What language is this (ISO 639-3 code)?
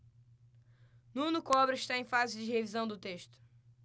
por